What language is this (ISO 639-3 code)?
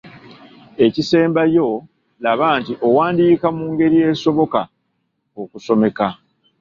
lug